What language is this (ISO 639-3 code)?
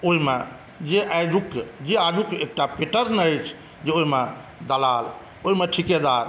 mai